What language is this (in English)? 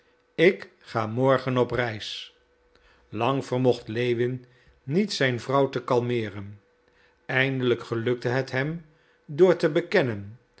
Dutch